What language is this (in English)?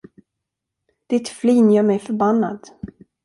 Swedish